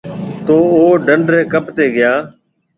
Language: Marwari (Pakistan)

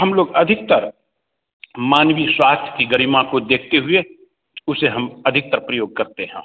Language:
Hindi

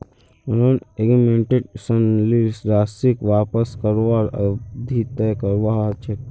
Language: Magahi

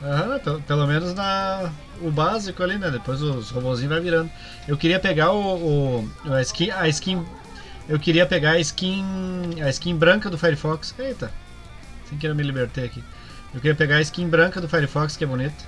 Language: Portuguese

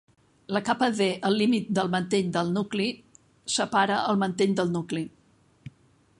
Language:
Catalan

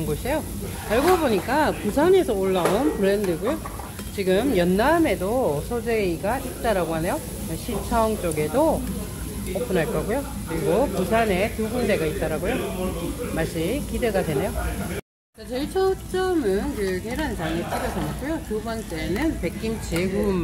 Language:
Korean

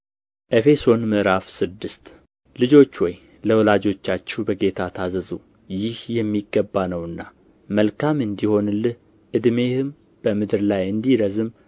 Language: Amharic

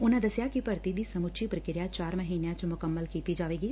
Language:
Punjabi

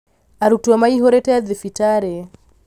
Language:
Kikuyu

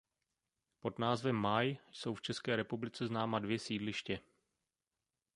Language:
Czech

